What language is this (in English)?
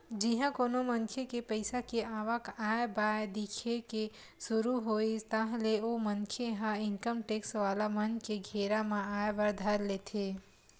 Chhattisgarhi